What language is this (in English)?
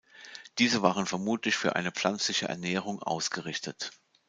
German